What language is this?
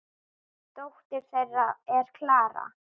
Icelandic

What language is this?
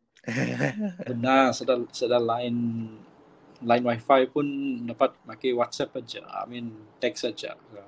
Malay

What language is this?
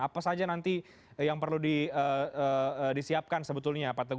Indonesian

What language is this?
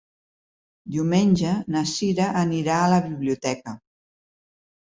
Catalan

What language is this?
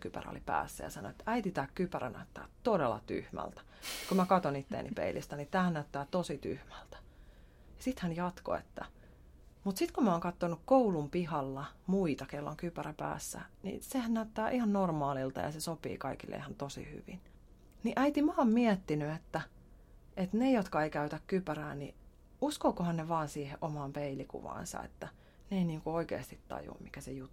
Finnish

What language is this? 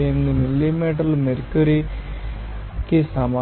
Telugu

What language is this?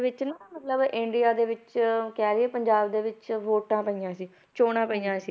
Punjabi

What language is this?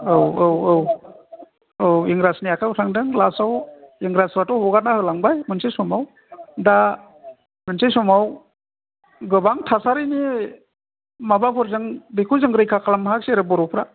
Bodo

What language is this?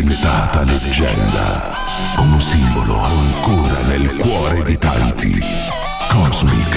Italian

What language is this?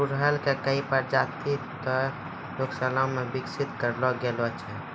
Maithili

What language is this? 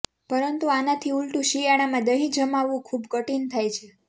Gujarati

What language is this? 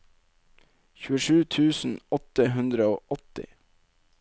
Norwegian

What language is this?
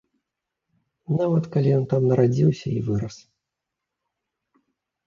Belarusian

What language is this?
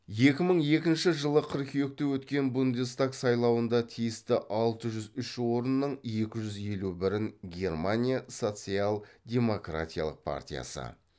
Kazakh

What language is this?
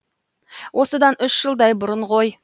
Kazakh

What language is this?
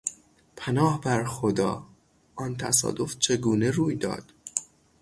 Persian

